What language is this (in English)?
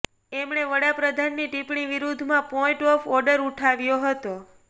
Gujarati